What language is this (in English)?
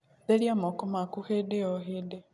Kikuyu